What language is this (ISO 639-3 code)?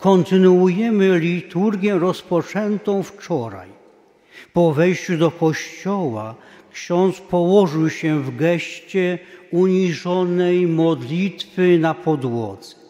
pol